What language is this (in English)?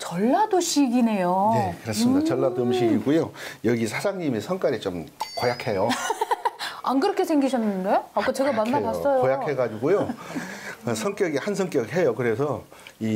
Korean